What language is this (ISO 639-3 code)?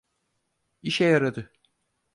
tur